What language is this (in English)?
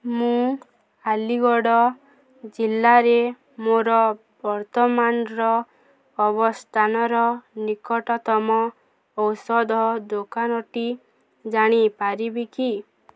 Odia